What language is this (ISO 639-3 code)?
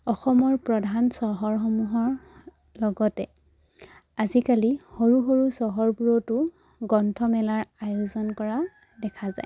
asm